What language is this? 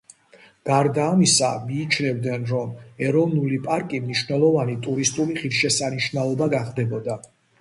Georgian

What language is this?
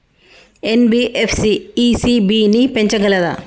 Telugu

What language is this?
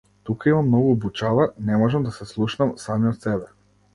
Macedonian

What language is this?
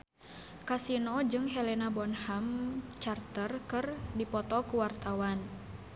Sundanese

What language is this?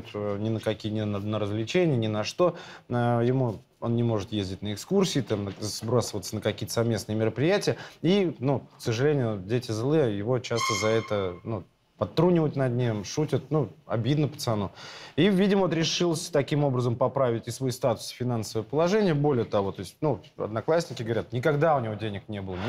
Russian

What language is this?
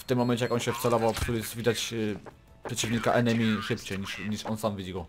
Polish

